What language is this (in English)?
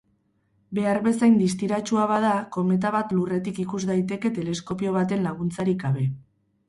Basque